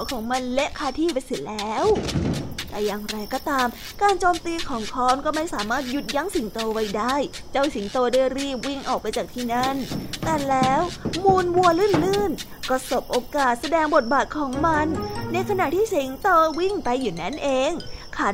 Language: Thai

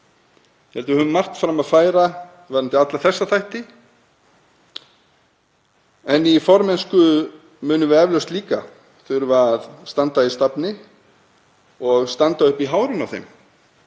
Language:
Icelandic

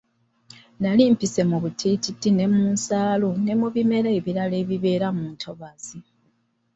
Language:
Ganda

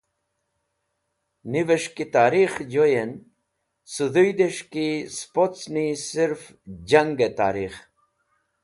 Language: Wakhi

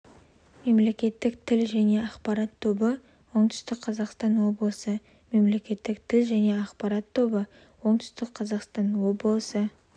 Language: Kazakh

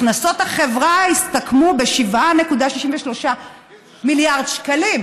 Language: Hebrew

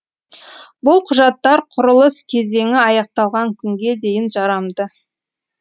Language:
Kazakh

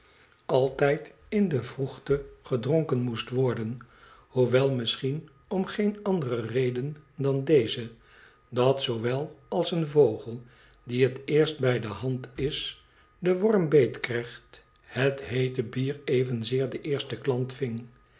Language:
Dutch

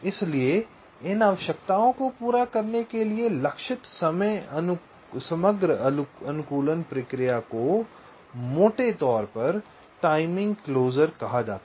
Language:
Hindi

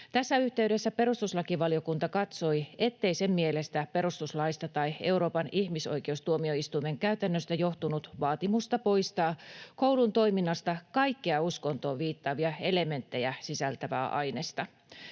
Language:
Finnish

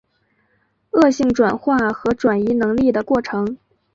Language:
Chinese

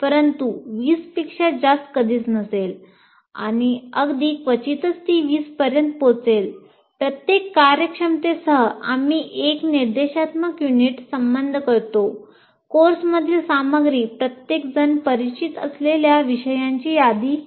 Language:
Marathi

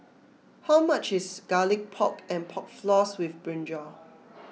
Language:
English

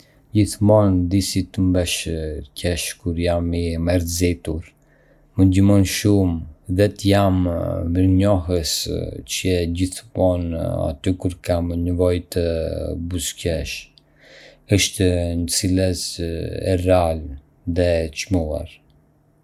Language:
Arbëreshë Albanian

